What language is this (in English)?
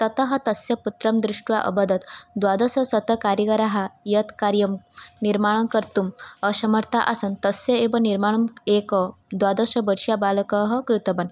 Sanskrit